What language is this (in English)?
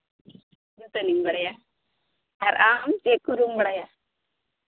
Santali